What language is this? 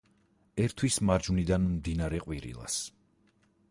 Georgian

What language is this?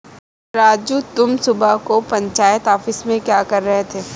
Hindi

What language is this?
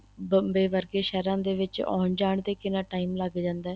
Punjabi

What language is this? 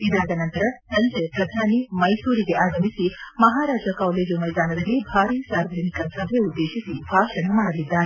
Kannada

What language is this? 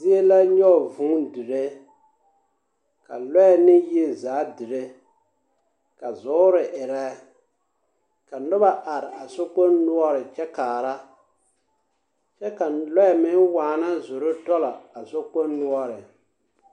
Southern Dagaare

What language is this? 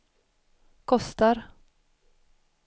Swedish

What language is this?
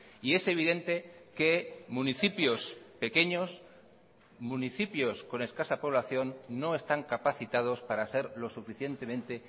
Spanish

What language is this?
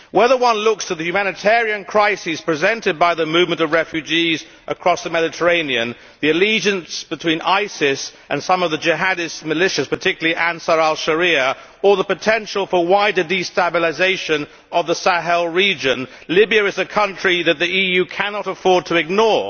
English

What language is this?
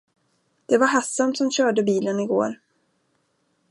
Swedish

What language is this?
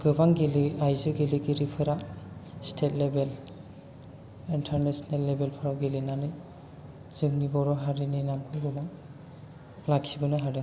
Bodo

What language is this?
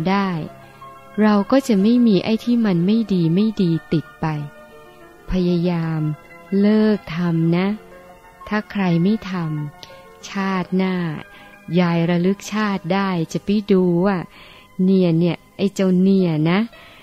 Thai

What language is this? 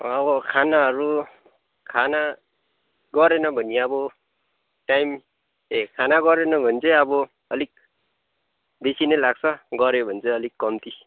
Nepali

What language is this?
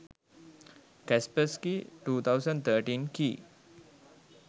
Sinhala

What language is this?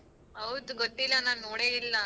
Kannada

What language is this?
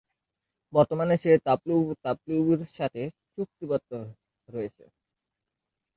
Bangla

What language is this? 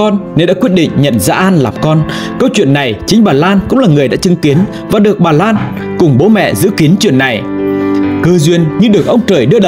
Vietnamese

